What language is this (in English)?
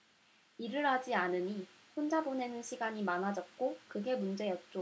Korean